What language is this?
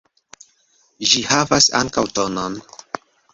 Esperanto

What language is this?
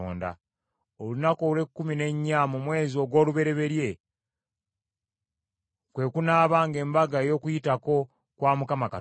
Ganda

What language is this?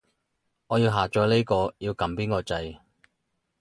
Cantonese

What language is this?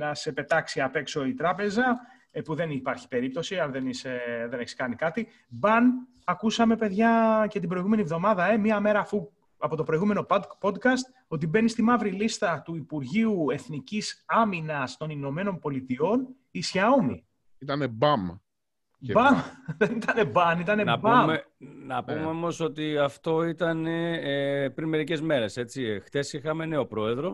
Greek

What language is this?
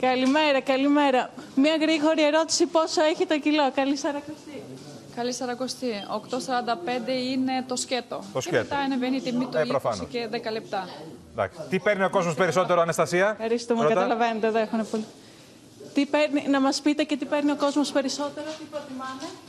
Greek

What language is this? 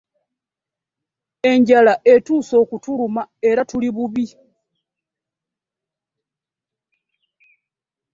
Ganda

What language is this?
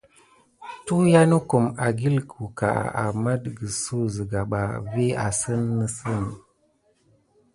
Gidar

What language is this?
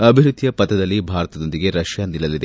Kannada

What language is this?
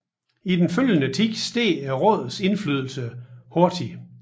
Danish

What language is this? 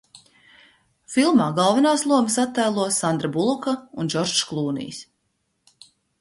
Latvian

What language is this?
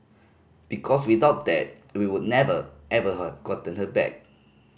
English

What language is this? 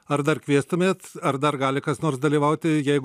Lithuanian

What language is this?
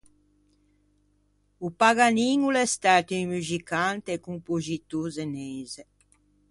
Ligurian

